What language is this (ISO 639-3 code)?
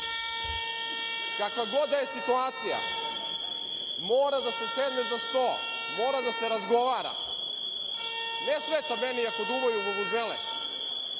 srp